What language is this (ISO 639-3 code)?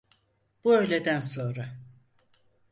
tur